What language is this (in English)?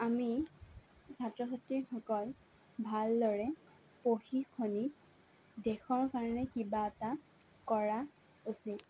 Assamese